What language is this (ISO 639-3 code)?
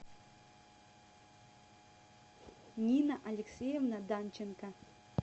rus